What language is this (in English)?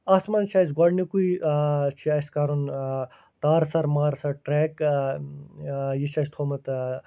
Kashmiri